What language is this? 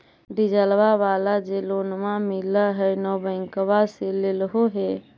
Magahi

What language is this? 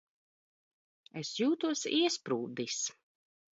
Latvian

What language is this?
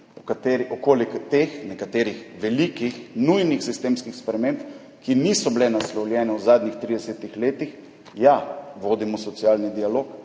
Slovenian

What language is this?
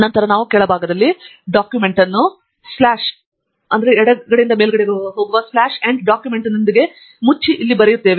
Kannada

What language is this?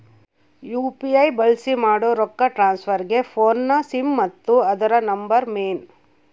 Kannada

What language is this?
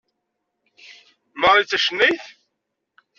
Kabyle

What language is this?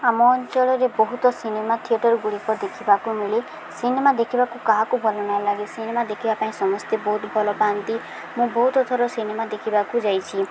Odia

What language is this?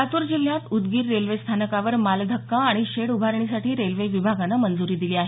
Marathi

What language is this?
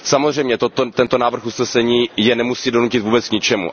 Czech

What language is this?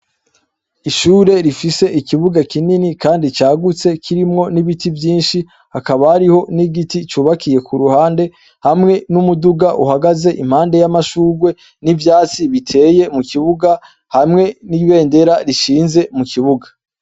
Rundi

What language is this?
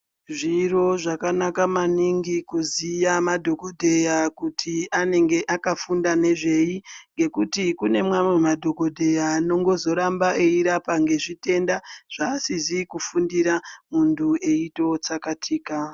Ndau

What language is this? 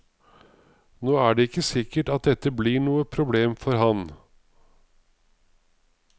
Norwegian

